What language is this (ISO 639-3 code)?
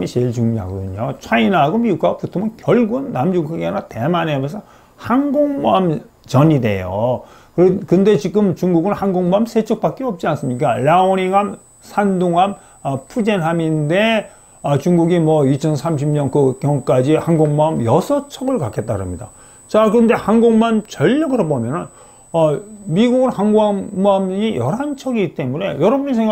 kor